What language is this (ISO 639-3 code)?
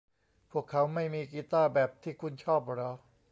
tha